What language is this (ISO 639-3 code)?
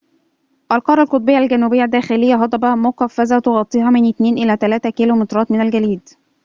ara